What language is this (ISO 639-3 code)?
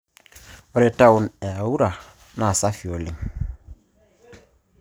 mas